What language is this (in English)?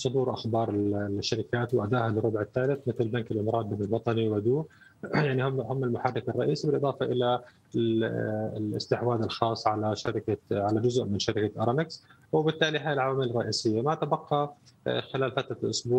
Arabic